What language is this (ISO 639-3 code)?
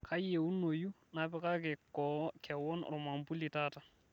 mas